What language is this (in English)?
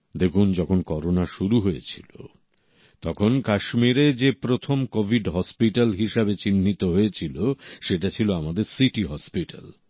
Bangla